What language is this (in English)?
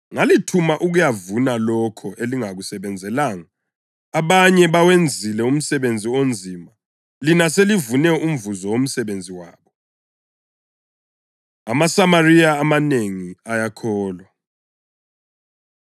North Ndebele